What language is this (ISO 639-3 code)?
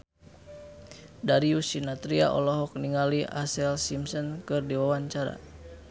sun